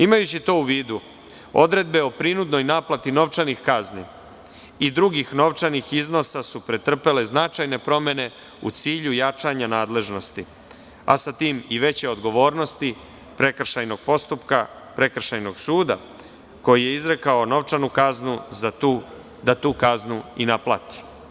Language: Serbian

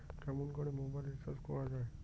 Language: Bangla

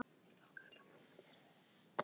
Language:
Icelandic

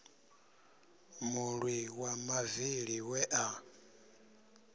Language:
Venda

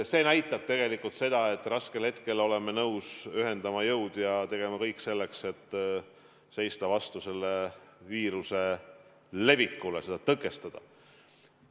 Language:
Estonian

